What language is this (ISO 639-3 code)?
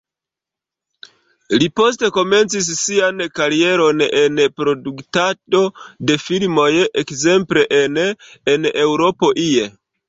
epo